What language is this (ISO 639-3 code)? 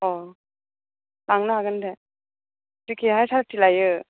brx